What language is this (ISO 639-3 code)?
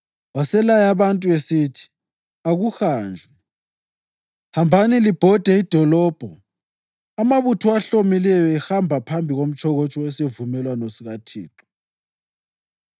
nde